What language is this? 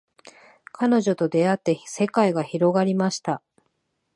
Japanese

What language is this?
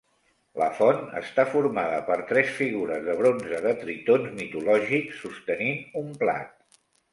Catalan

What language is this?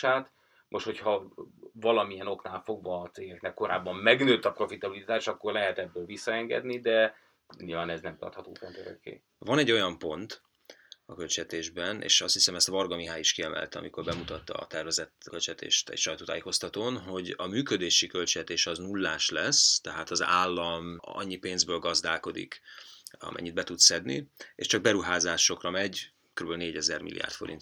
Hungarian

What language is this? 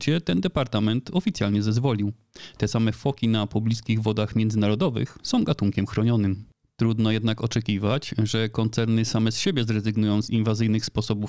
Polish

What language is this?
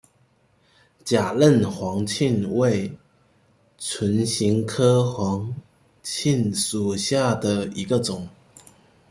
Chinese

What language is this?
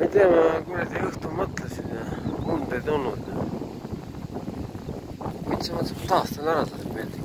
Romanian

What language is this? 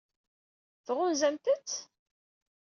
Kabyle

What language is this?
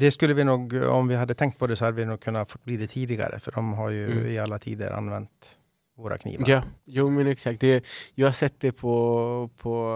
Swedish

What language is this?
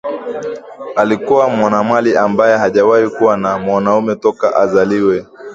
Swahili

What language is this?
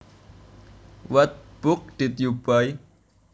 Javanese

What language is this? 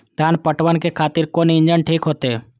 Maithili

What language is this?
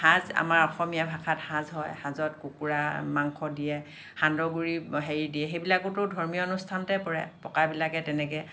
Assamese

